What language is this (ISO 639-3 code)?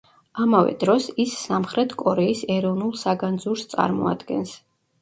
kat